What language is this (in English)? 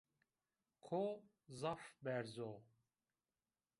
Zaza